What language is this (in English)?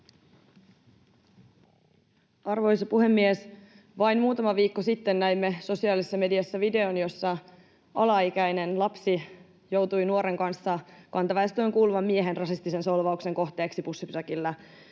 Finnish